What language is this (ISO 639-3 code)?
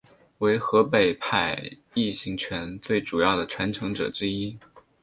zho